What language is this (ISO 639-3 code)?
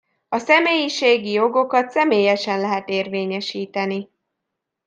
hun